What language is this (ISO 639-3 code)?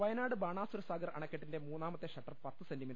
mal